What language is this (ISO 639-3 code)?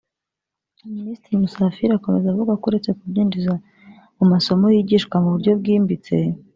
kin